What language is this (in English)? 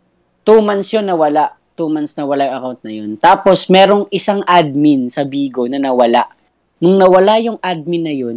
Filipino